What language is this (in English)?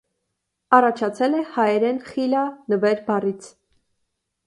Armenian